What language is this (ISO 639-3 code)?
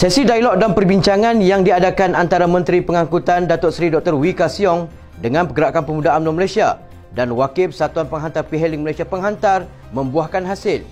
msa